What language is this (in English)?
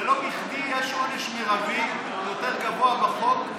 Hebrew